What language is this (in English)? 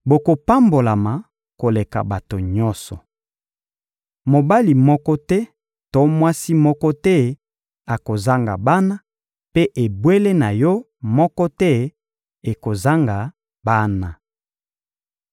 Lingala